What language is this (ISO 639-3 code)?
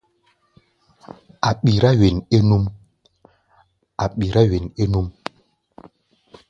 gba